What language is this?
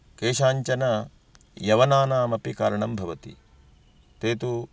Sanskrit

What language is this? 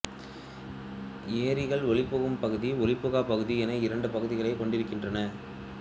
Tamil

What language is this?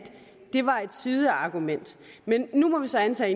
Danish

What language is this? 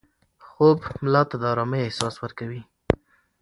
Pashto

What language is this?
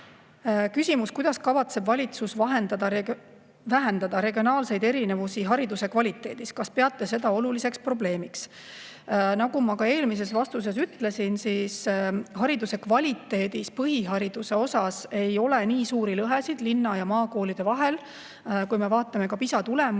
Estonian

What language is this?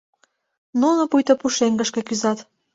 Mari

